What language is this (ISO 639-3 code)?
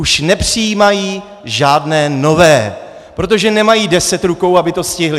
ces